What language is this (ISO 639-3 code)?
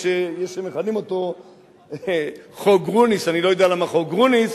heb